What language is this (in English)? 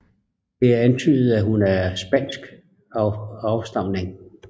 Danish